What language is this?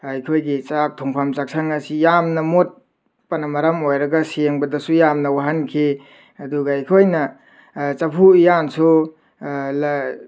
Manipuri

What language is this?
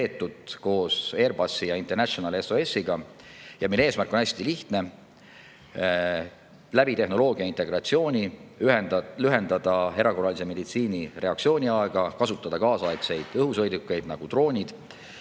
Estonian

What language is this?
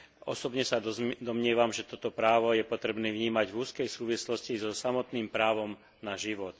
Slovak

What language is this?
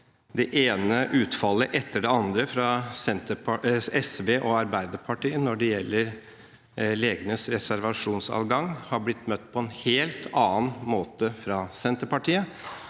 Norwegian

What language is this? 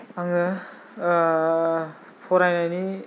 Bodo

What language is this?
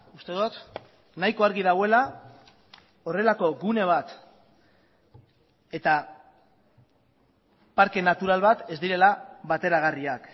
Basque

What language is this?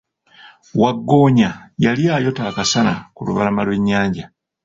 Ganda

